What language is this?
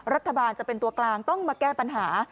Thai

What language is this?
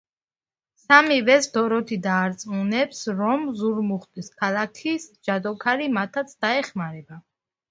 Georgian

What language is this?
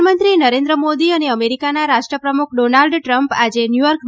Gujarati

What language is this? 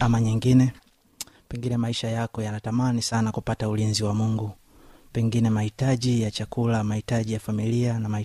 Swahili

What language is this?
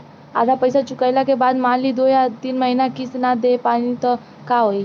Bhojpuri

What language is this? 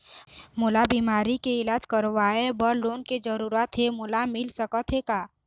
Chhattisgarhi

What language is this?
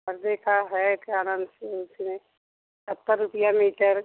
Hindi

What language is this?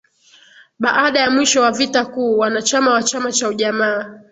Swahili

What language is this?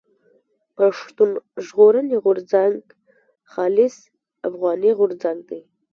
Pashto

